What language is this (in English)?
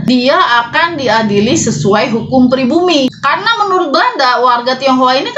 Indonesian